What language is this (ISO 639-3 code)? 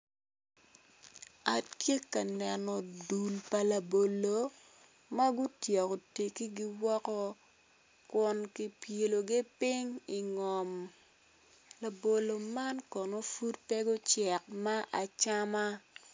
ach